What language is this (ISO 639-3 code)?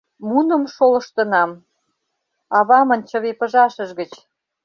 chm